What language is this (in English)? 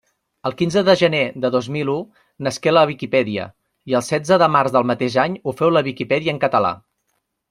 Catalan